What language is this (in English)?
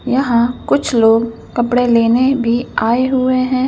Hindi